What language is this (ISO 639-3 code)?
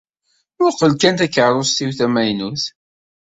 kab